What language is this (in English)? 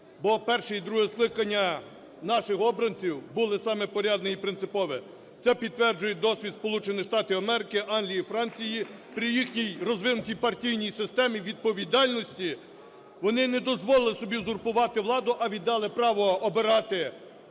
Ukrainian